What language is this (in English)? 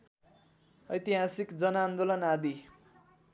Nepali